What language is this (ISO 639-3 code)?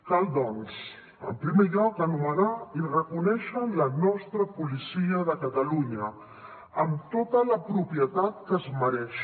cat